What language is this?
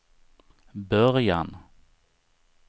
Swedish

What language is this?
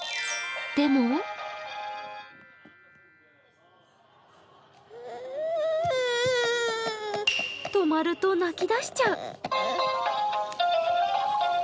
Japanese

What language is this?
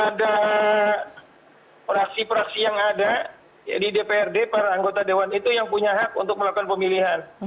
Indonesian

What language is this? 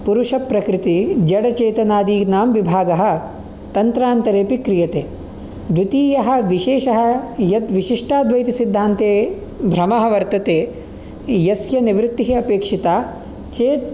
Sanskrit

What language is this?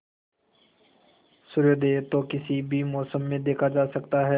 Hindi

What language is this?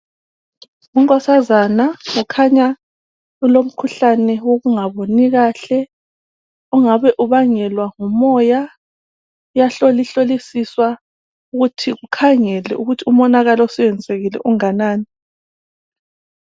North Ndebele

